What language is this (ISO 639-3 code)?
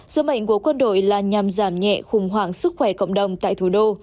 vie